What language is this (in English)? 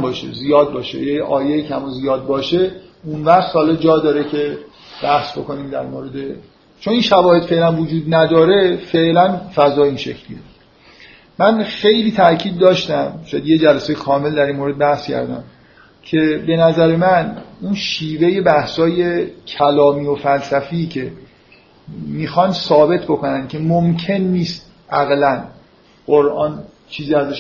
Persian